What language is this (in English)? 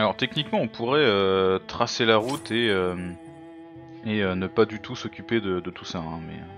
French